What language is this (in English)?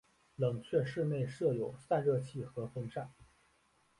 Chinese